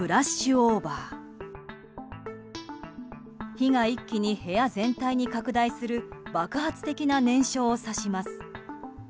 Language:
Japanese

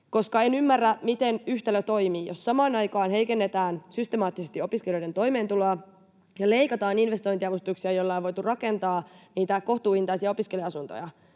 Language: Finnish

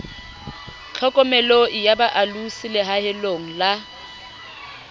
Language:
Southern Sotho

